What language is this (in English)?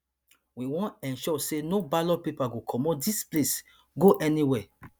Nigerian Pidgin